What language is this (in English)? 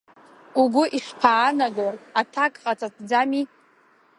Abkhazian